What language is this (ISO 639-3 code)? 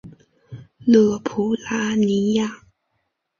zho